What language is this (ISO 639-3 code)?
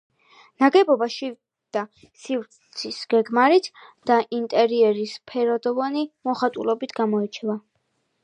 kat